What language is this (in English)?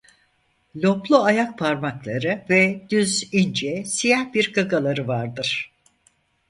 Turkish